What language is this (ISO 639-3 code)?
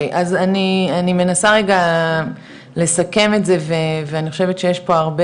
heb